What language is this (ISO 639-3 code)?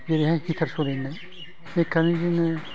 brx